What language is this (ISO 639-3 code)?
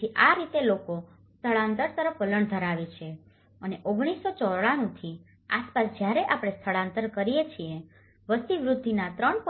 guj